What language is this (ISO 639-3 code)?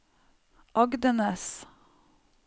nor